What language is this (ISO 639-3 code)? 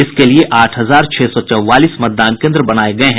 hin